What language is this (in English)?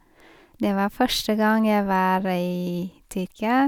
Norwegian